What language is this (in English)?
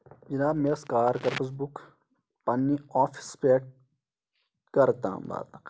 Kashmiri